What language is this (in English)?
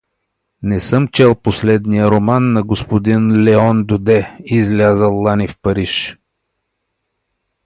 Bulgarian